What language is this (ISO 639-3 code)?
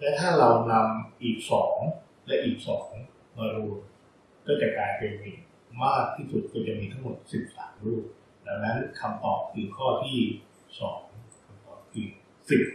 tha